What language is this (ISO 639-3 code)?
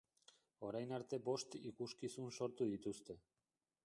eus